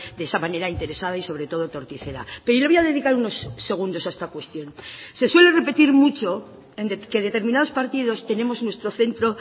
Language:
Spanish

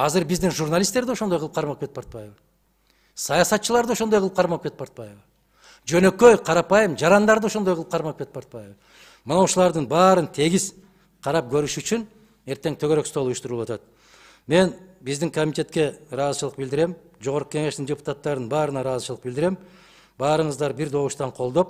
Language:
Turkish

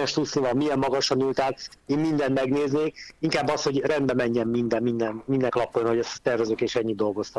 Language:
Hungarian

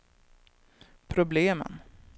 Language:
Swedish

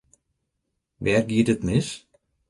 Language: Western Frisian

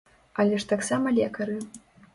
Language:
Belarusian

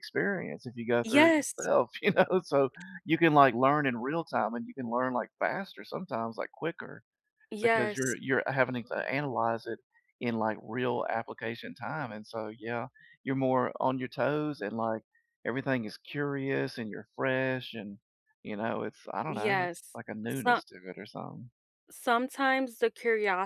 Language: English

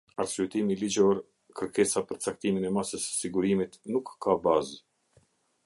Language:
Albanian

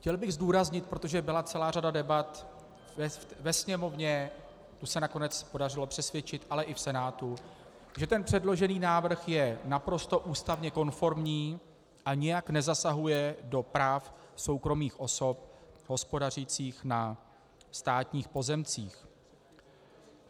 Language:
Czech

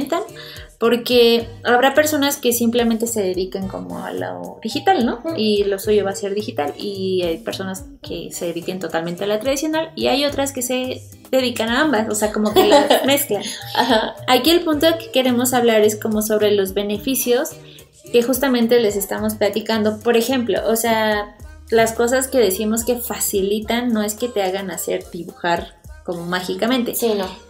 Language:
Spanish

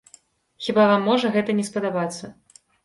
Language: Belarusian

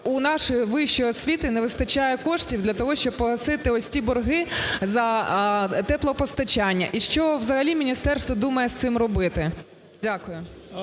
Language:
Ukrainian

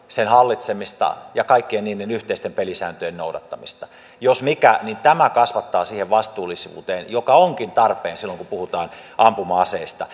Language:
Finnish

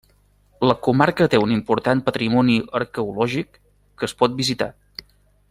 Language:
Catalan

